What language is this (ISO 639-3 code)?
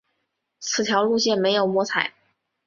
zho